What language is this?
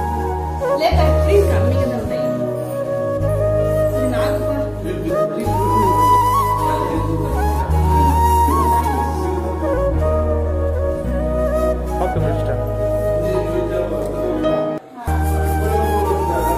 Arabic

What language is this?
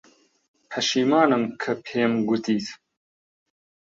Central Kurdish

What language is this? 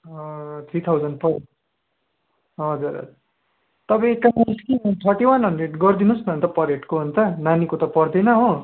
Nepali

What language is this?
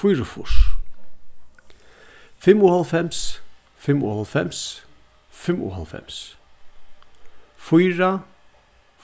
Faroese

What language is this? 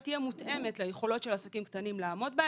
Hebrew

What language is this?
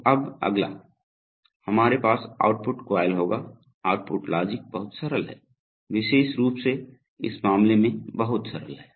Hindi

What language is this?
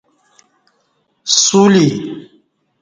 Kati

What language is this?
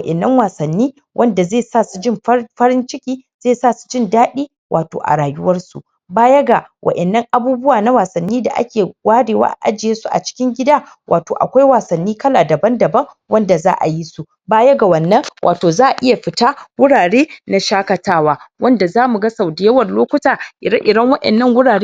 Hausa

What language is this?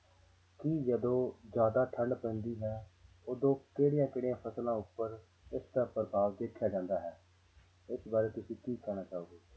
Punjabi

